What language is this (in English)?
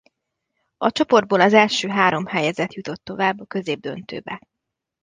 Hungarian